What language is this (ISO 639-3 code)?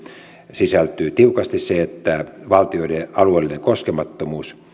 fin